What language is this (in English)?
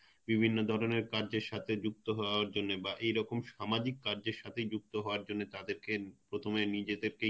Bangla